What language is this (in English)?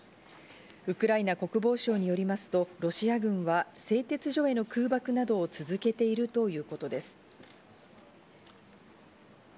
Japanese